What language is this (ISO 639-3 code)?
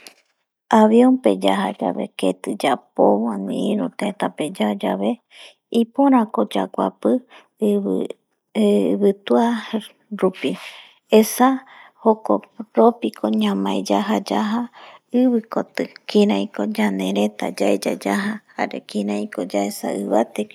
gui